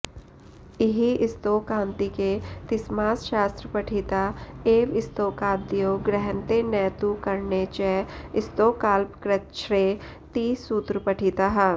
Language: Sanskrit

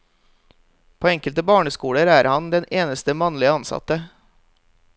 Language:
Norwegian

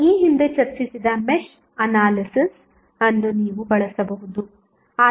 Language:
Kannada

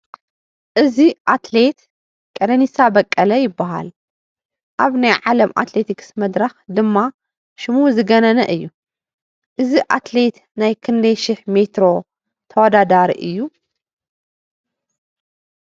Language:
Tigrinya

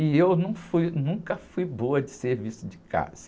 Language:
Portuguese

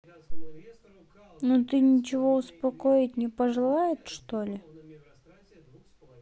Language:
Russian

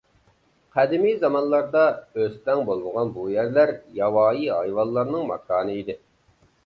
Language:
Uyghur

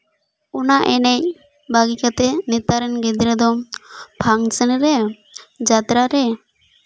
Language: Santali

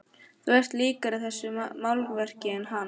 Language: Icelandic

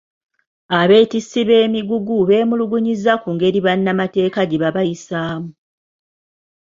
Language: Ganda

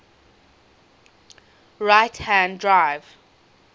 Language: English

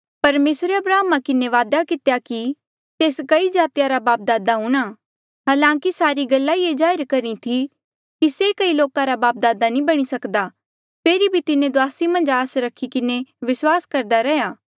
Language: Mandeali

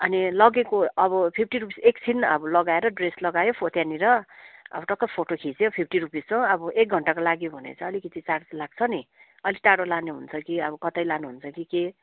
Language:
Nepali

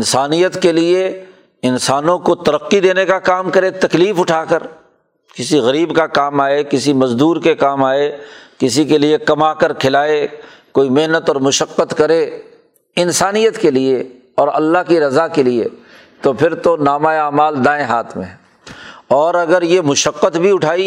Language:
Urdu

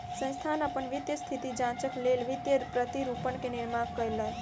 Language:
Maithili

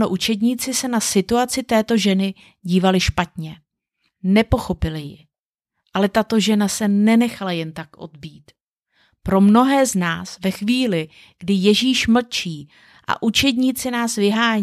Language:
Czech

